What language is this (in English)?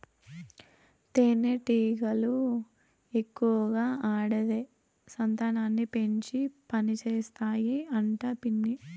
Telugu